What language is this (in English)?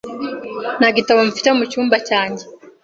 Kinyarwanda